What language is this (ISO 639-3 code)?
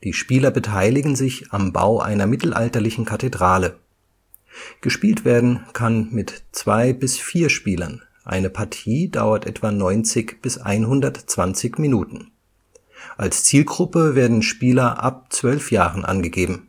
deu